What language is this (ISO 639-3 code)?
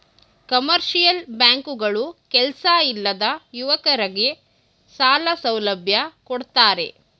kan